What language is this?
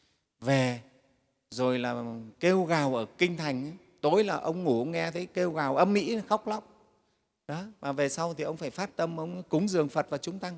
Vietnamese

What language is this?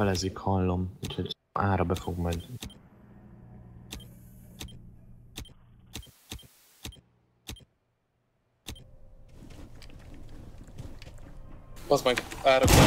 Hungarian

